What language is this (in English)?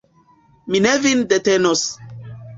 Esperanto